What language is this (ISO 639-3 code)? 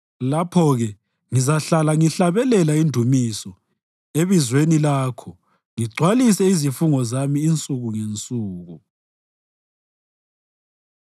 nde